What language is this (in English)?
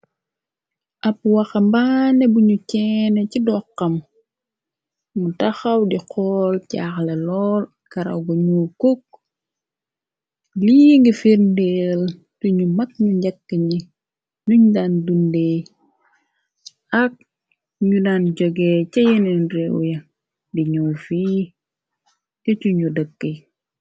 Wolof